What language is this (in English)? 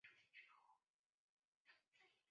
Chinese